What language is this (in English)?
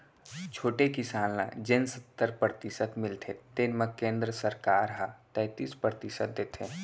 Chhattisgarhi